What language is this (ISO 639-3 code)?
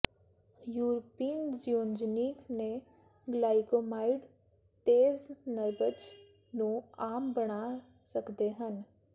pan